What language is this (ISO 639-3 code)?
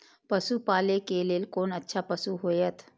mai